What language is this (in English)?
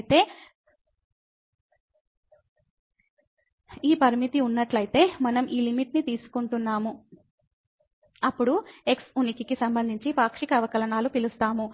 Telugu